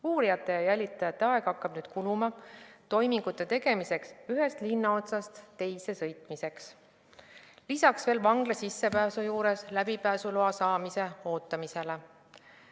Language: Estonian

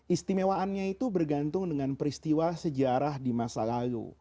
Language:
Indonesian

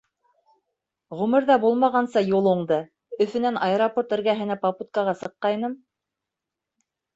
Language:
Bashkir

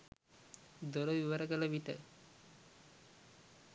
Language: Sinhala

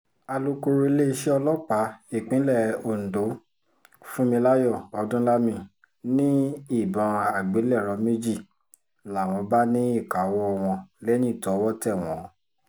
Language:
Yoruba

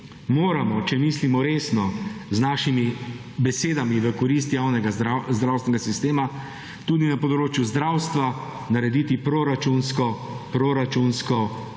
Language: Slovenian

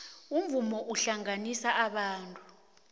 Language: South Ndebele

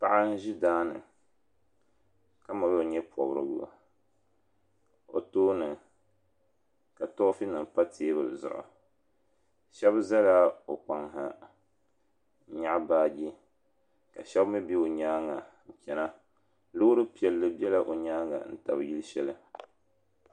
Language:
Dagbani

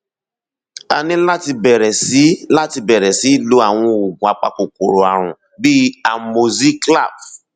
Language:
Yoruba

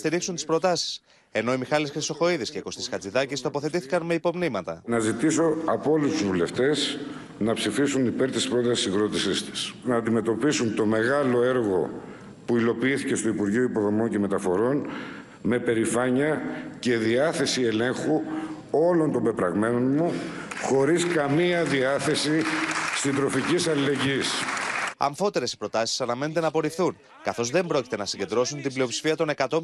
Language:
Greek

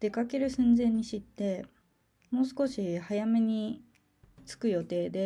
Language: Japanese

